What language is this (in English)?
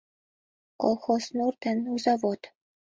Mari